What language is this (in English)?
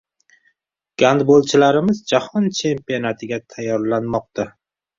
Uzbek